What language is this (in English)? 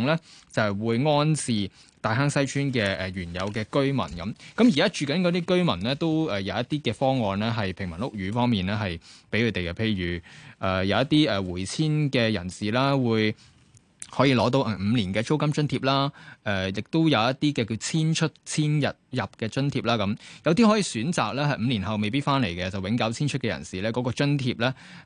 Chinese